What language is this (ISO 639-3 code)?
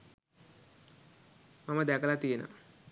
sin